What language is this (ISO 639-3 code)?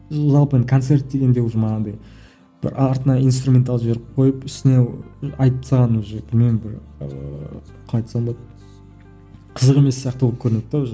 kaz